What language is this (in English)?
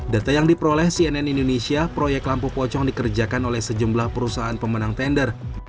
Indonesian